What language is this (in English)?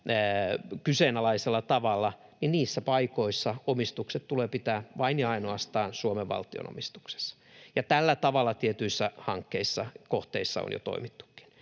Finnish